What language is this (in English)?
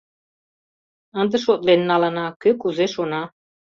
Mari